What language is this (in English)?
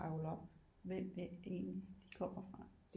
Danish